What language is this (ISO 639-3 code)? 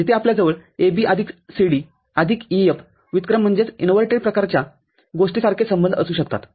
mar